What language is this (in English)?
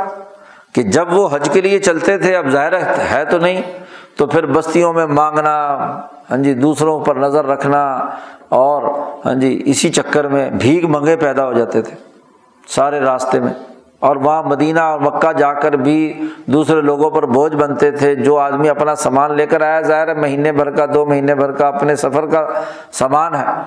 Urdu